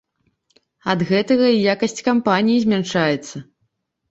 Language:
Belarusian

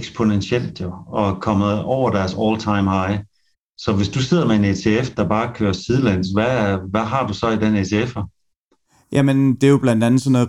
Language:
Danish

